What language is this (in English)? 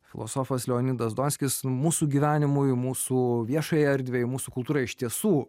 Lithuanian